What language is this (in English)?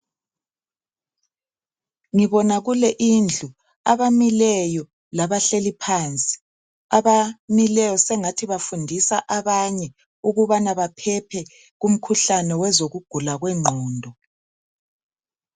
North Ndebele